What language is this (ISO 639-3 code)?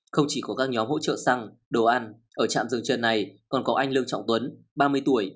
vie